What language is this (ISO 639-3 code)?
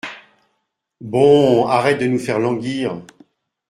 fra